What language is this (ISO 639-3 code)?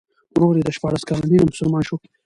pus